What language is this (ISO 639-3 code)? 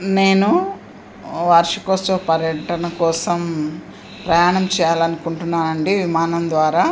tel